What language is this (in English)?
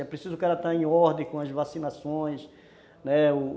Portuguese